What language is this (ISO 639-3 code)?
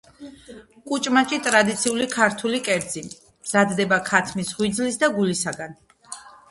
kat